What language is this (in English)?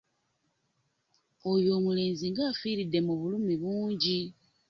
Ganda